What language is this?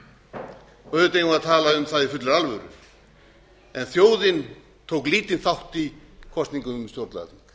Icelandic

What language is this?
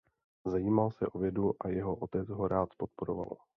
Czech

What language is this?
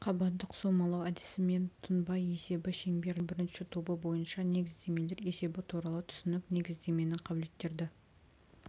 Kazakh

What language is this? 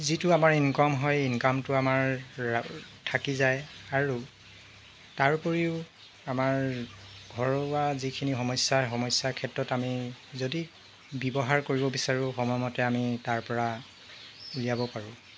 Assamese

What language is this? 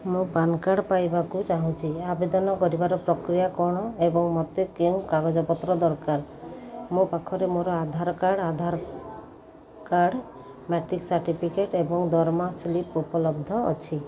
Odia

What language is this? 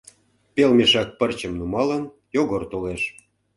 Mari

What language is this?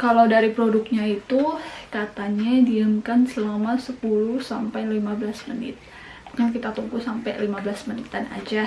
Indonesian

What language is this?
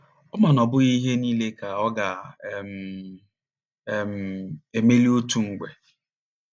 Igbo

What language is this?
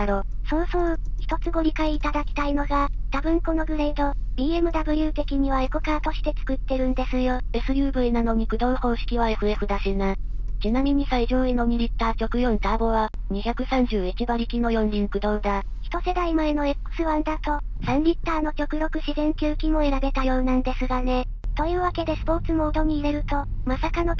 Japanese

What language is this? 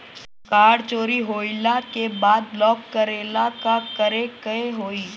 Bhojpuri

